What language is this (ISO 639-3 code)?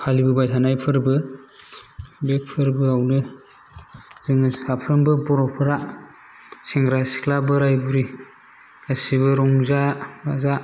brx